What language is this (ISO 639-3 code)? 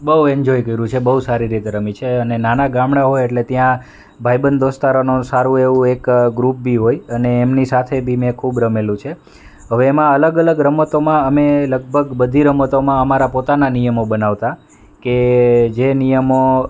guj